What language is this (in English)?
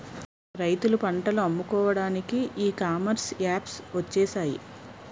Telugu